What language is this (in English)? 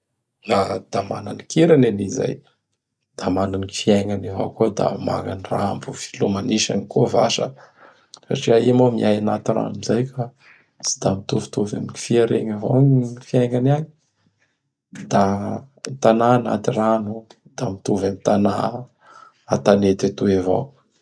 Bara Malagasy